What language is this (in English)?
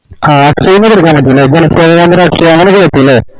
Malayalam